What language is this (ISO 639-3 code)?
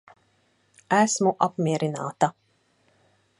lav